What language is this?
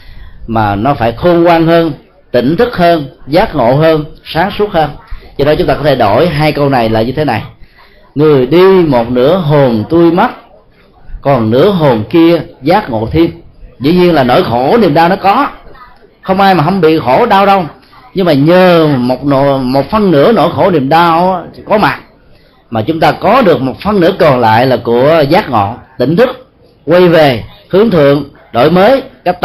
Vietnamese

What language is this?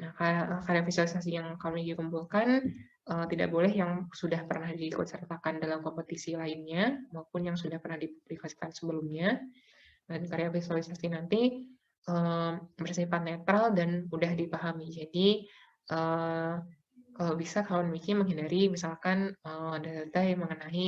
Indonesian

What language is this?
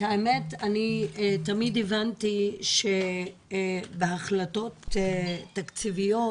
Hebrew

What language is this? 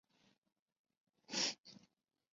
Chinese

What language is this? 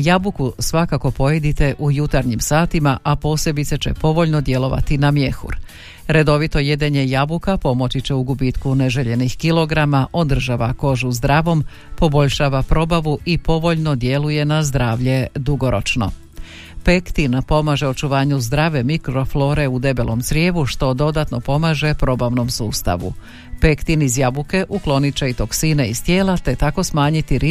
Croatian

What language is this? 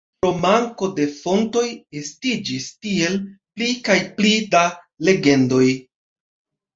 Esperanto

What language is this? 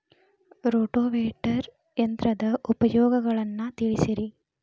Kannada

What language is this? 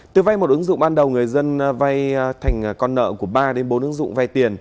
Vietnamese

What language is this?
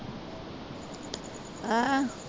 Punjabi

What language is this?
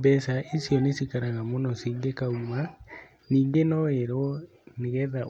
Kikuyu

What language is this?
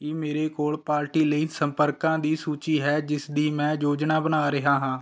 Punjabi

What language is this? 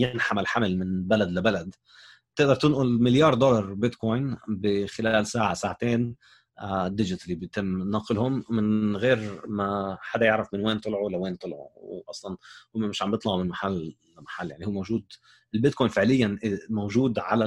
Arabic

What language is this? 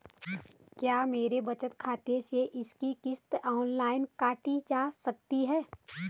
Hindi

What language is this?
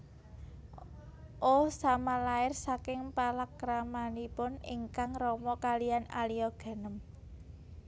Javanese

